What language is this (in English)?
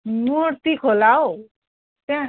Nepali